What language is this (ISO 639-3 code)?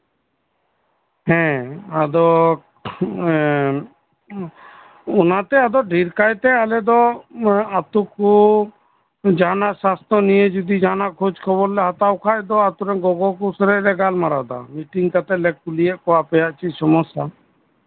sat